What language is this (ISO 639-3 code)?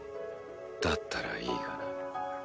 jpn